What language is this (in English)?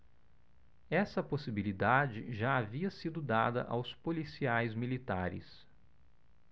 Portuguese